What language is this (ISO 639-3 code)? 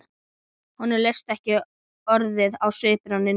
isl